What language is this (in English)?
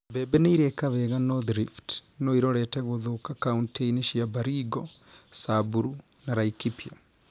Kikuyu